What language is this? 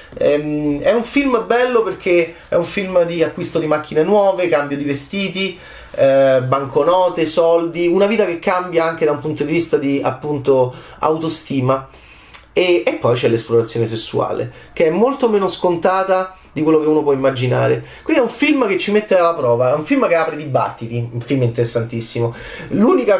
Italian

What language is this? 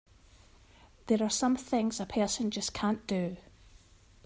English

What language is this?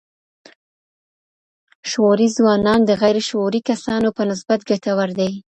Pashto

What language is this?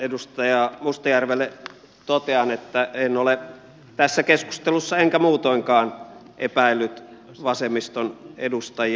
Finnish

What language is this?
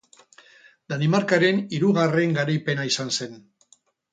Basque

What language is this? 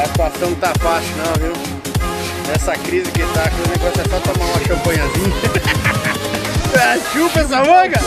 Portuguese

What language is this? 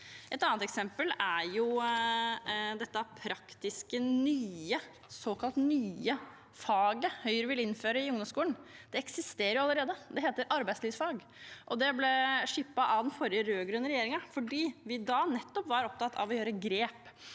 Norwegian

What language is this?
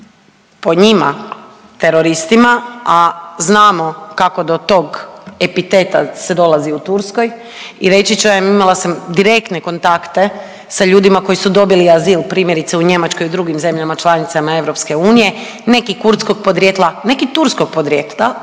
Croatian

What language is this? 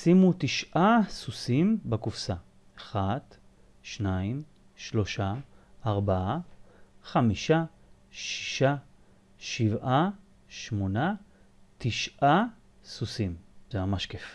Hebrew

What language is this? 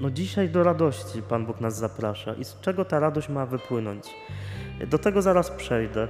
Polish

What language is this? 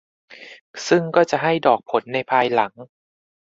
Thai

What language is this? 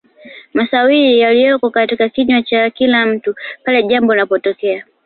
Swahili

